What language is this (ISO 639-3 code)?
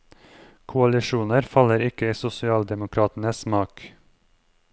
nor